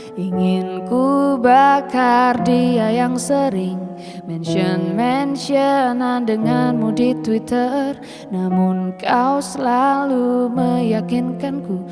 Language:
Indonesian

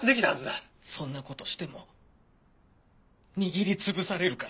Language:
Japanese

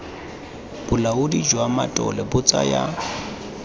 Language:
Tswana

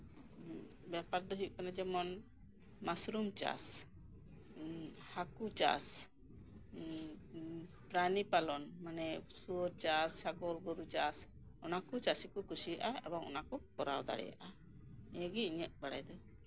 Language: Santali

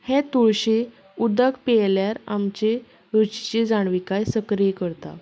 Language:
Konkani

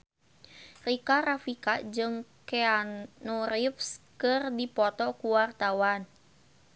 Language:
Sundanese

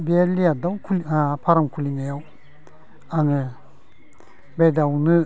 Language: Bodo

